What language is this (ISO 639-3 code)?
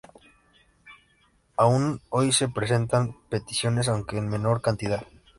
spa